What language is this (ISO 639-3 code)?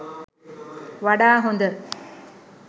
sin